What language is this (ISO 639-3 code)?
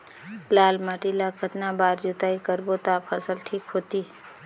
hne